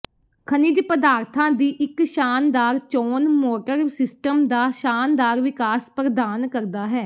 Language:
Punjabi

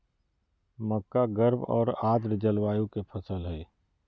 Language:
Magahi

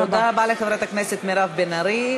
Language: Hebrew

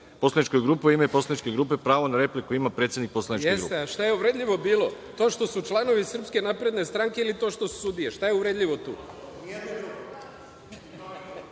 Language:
Serbian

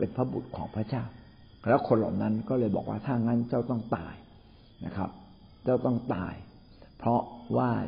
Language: Thai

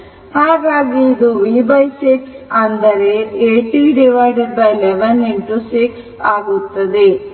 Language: Kannada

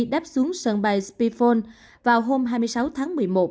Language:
Vietnamese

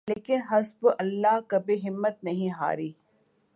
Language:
Urdu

